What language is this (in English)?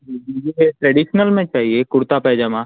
Urdu